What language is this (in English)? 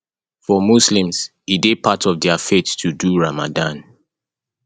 Nigerian Pidgin